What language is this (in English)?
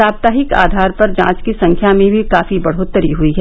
Hindi